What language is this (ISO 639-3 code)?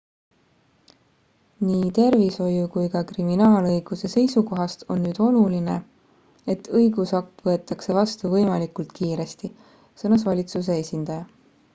est